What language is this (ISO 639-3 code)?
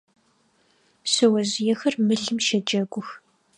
ady